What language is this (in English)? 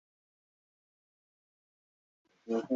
Chinese